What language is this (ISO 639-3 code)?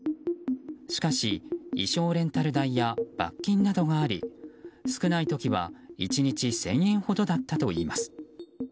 jpn